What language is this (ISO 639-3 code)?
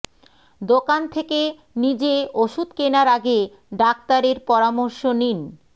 ben